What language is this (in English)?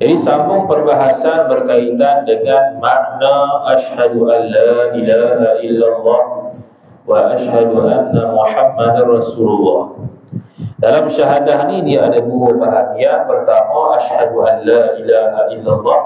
Malay